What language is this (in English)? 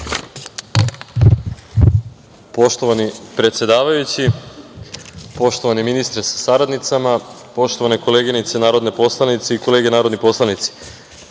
Serbian